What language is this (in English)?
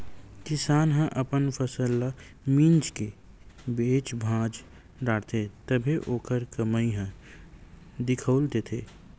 Chhattisgarhi